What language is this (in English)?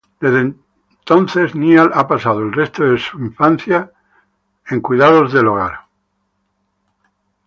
Spanish